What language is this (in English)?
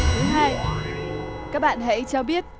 Vietnamese